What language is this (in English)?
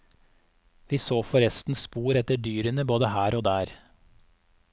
Norwegian